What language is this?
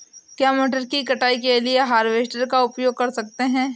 Hindi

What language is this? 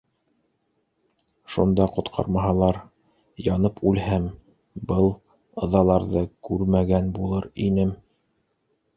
Bashkir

